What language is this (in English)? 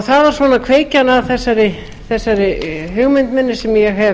Icelandic